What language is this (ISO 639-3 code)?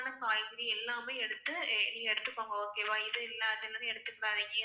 tam